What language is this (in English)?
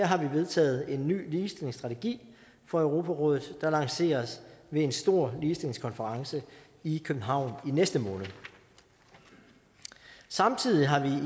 Danish